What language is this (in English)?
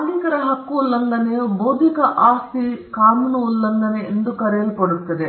Kannada